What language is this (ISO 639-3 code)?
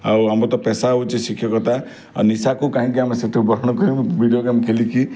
ori